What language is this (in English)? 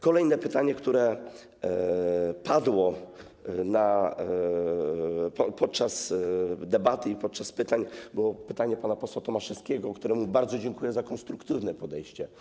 Polish